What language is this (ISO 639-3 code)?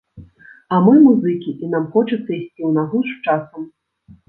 bel